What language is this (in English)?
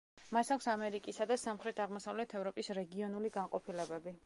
Georgian